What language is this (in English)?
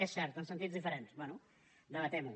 Catalan